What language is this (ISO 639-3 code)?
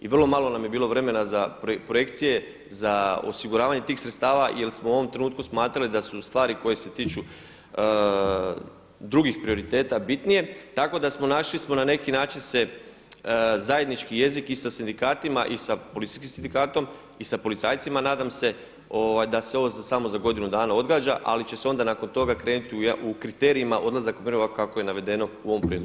hrv